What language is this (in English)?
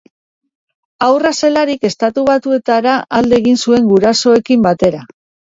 Basque